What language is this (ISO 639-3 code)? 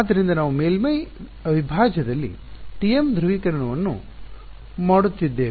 kan